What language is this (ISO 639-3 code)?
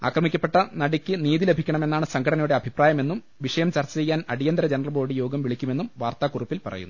mal